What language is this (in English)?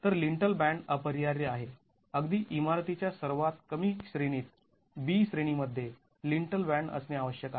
Marathi